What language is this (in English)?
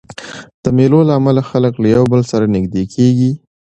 Pashto